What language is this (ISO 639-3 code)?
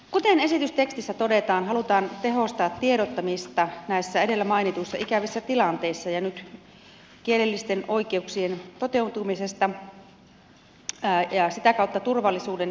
fin